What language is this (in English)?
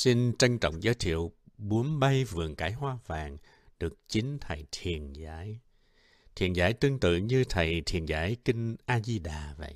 Vietnamese